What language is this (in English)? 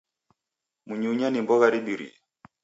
Taita